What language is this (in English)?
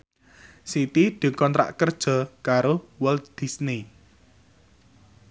Javanese